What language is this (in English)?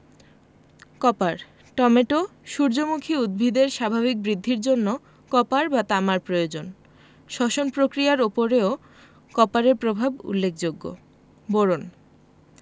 Bangla